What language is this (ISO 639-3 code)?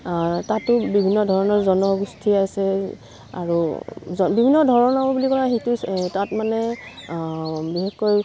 asm